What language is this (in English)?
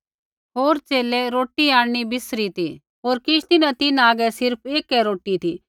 Kullu Pahari